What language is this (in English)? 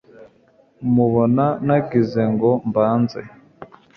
Kinyarwanda